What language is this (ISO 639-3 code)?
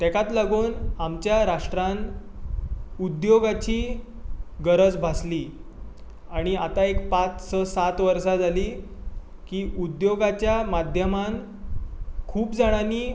kok